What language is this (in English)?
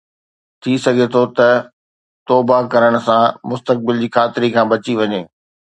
Sindhi